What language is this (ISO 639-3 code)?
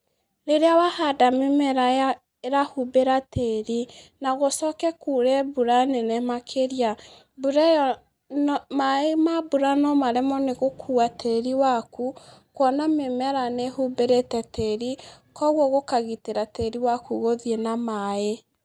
kik